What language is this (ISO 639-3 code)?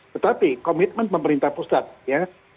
ind